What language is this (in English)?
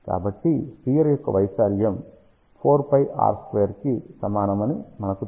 Telugu